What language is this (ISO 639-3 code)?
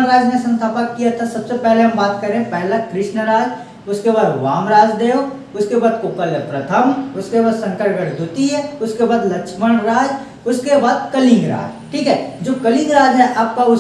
hin